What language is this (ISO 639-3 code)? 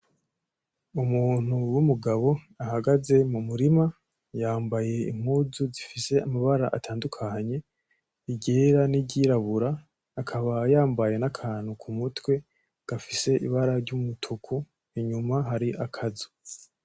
run